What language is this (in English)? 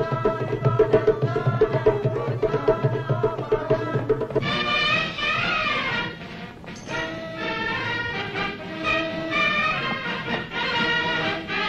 Persian